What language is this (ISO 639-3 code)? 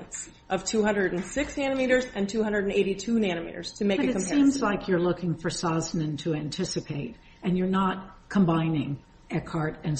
eng